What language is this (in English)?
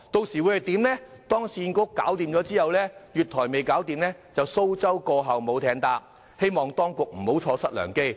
Cantonese